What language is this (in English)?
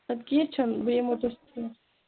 Kashmiri